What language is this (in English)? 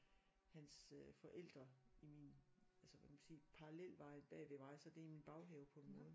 Danish